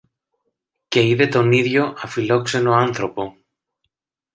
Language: Greek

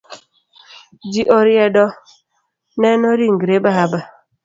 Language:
Luo (Kenya and Tanzania)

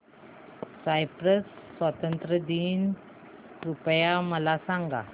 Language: Marathi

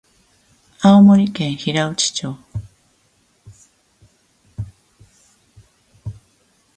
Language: Japanese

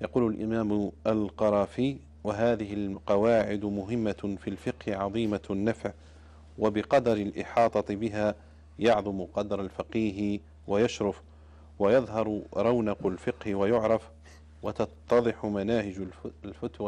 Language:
Arabic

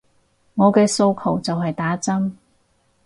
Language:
Cantonese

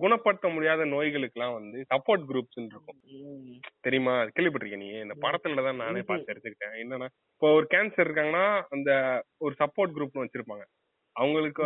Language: Tamil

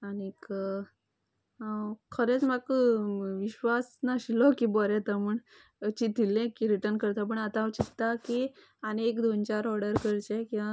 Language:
Konkani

